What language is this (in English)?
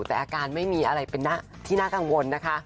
Thai